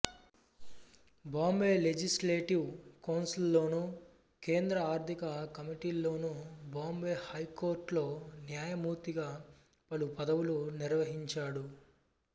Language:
Telugu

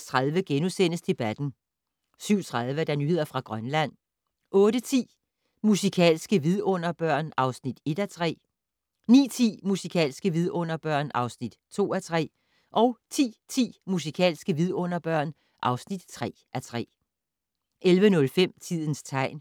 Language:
Danish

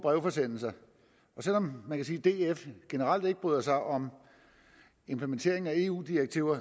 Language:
Danish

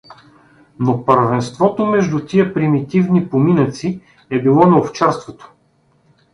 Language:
Bulgarian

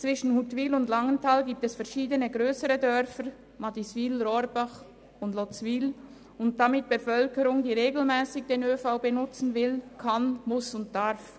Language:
Swiss German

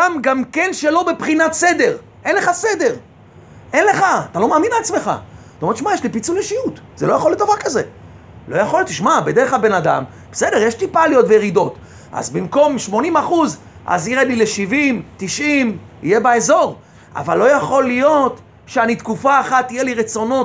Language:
Hebrew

